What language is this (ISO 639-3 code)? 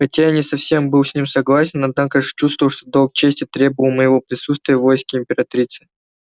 rus